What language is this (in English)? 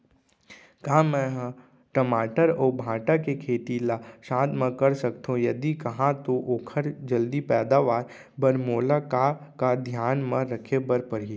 Chhattisgarhi